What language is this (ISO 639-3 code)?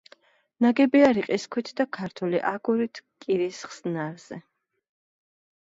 kat